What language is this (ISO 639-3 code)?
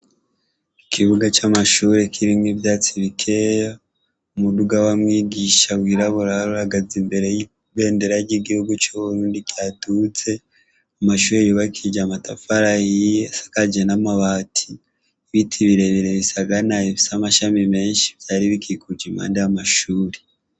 run